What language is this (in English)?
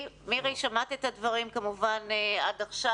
Hebrew